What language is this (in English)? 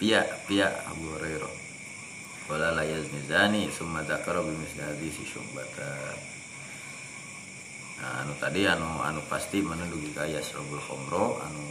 Indonesian